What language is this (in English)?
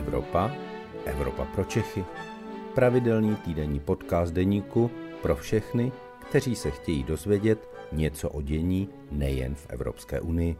Czech